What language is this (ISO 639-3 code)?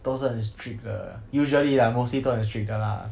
eng